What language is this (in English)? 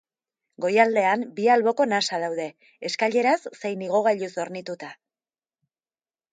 Basque